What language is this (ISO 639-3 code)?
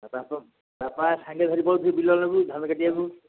ori